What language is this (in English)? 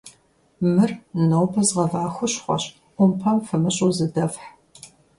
Kabardian